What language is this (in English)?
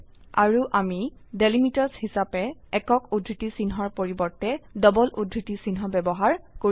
Assamese